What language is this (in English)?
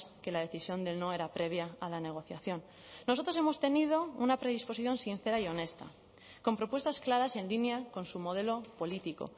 Spanish